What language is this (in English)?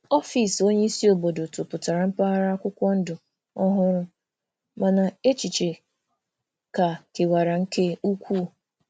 Igbo